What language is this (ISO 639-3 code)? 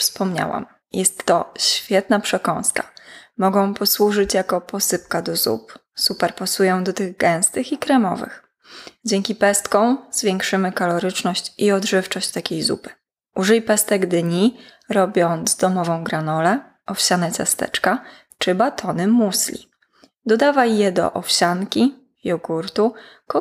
pol